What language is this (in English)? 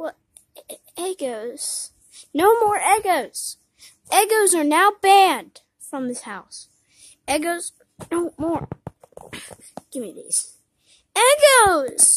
English